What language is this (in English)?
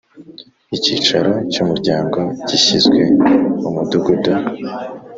Kinyarwanda